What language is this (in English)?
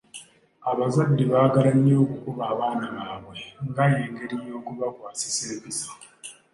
Ganda